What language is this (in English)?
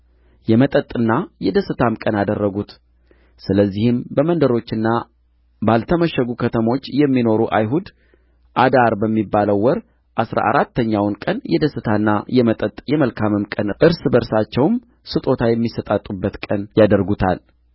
Amharic